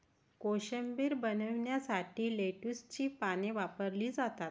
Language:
Marathi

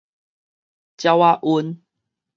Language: Min Nan Chinese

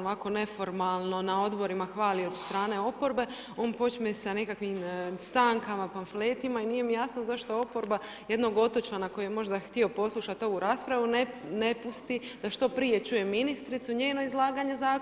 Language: Croatian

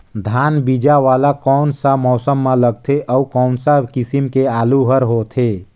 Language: Chhattisgarhi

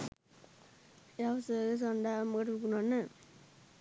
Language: Sinhala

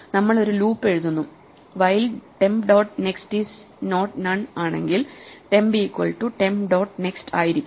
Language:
Malayalam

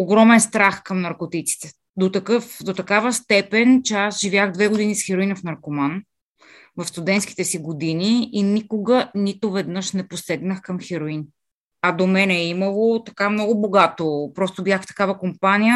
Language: Bulgarian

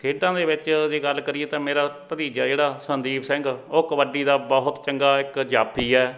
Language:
Punjabi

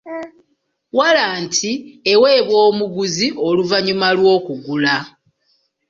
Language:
Ganda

